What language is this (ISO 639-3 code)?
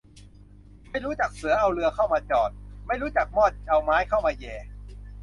tha